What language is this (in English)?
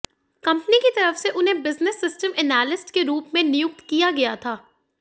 Hindi